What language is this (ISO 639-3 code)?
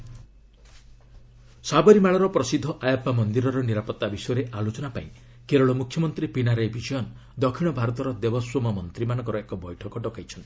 ori